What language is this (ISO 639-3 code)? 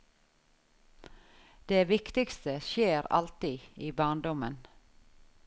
nor